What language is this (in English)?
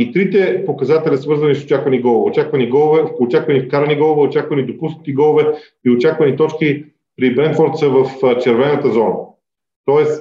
Bulgarian